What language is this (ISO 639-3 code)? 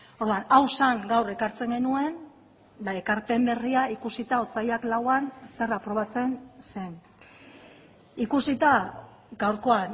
eus